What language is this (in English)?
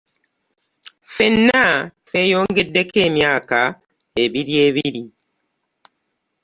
Ganda